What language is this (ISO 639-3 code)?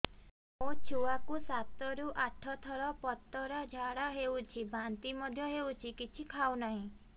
ori